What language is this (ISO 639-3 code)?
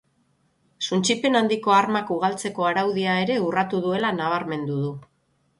eus